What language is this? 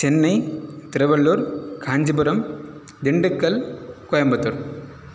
Sanskrit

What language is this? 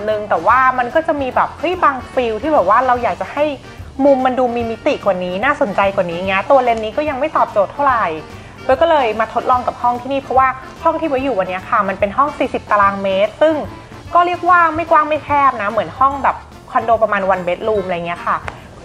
Thai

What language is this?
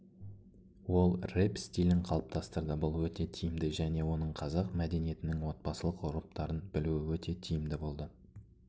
Kazakh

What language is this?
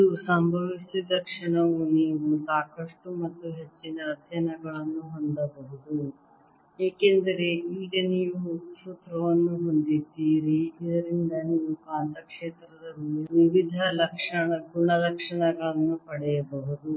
Kannada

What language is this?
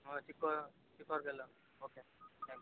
Kannada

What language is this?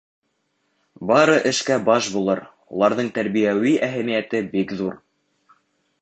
Bashkir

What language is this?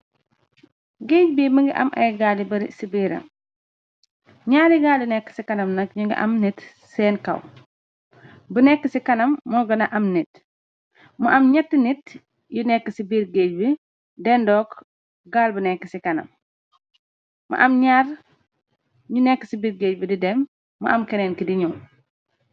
Wolof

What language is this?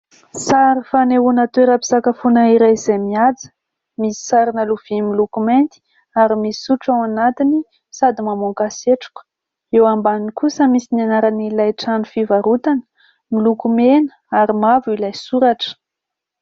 Malagasy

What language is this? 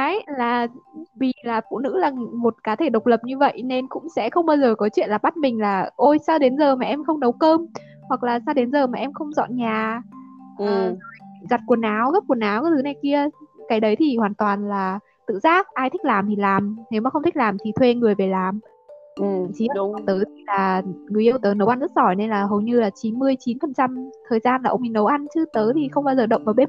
Vietnamese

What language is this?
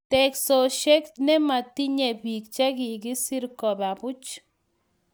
Kalenjin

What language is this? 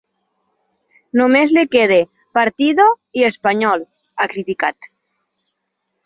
Catalan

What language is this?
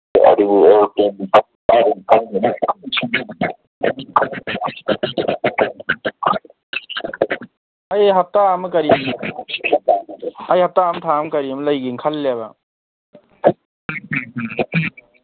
Manipuri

